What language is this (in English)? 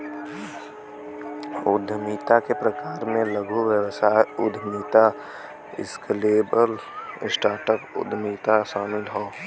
Bhojpuri